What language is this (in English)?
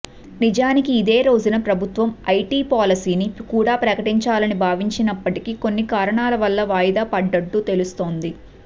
Telugu